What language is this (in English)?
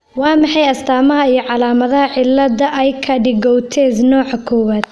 Somali